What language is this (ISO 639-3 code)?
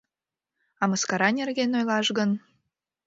chm